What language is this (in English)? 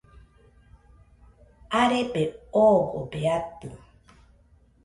Nüpode Huitoto